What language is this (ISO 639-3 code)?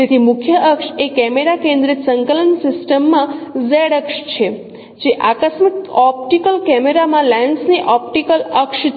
guj